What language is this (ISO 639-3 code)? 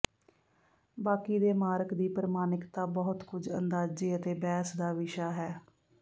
pan